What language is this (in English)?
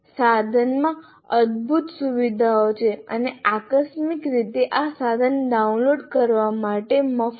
Gujarati